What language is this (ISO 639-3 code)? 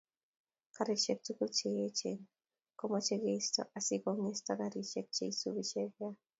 kln